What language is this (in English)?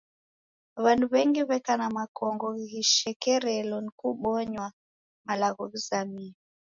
Taita